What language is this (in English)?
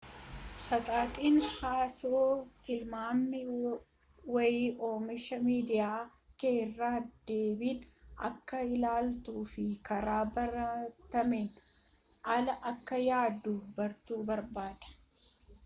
Oromo